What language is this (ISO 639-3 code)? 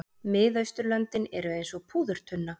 isl